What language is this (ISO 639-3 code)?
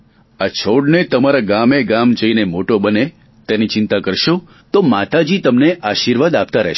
guj